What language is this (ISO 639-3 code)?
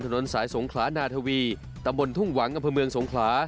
tha